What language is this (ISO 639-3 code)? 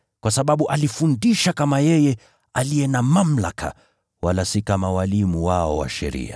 swa